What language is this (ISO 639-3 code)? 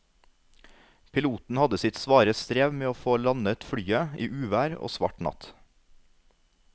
nor